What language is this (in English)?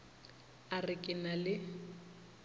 Northern Sotho